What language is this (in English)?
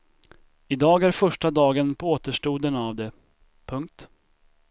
Swedish